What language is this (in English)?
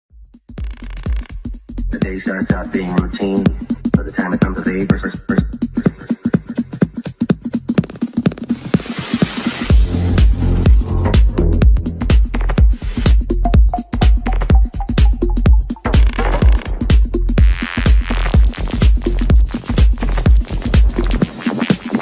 English